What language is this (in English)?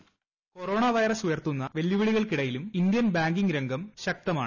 Malayalam